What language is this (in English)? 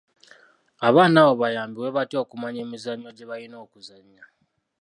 Ganda